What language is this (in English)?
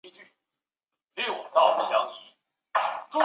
Chinese